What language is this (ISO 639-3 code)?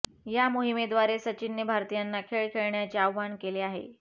mar